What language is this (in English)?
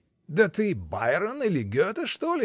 Russian